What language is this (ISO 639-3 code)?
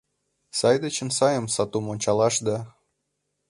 chm